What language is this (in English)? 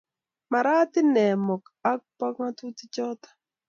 Kalenjin